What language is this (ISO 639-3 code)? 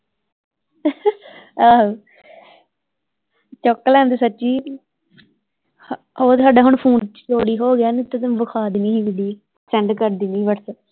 pan